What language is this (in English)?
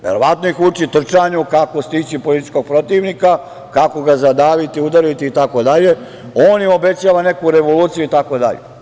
Serbian